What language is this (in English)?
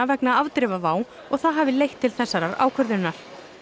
Icelandic